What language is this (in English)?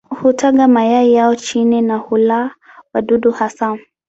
Swahili